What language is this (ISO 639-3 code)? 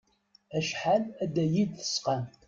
kab